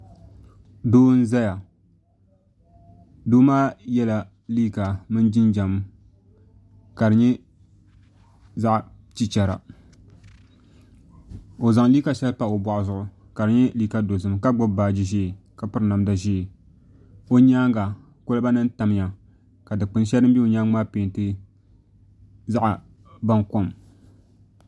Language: Dagbani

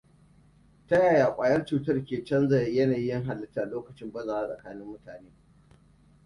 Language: Hausa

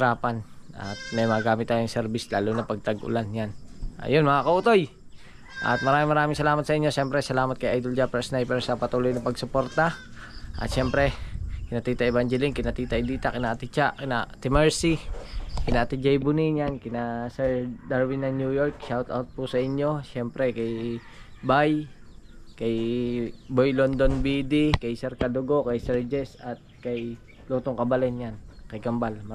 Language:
Filipino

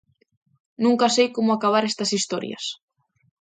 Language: Galician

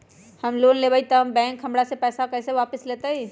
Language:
Magahi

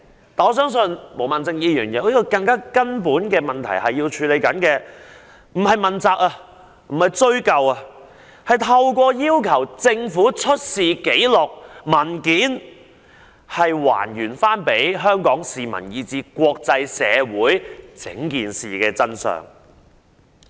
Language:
Cantonese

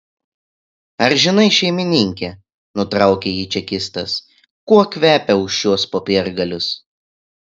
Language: Lithuanian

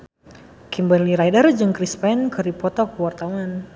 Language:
Sundanese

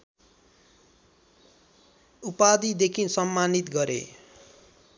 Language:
Nepali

